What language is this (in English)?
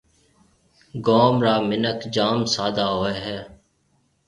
Marwari (Pakistan)